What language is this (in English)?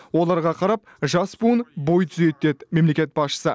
Kazakh